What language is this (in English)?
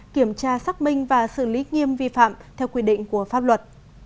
Vietnamese